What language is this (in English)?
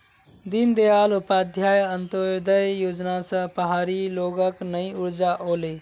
Magahi